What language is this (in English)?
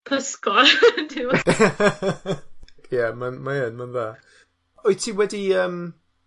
Welsh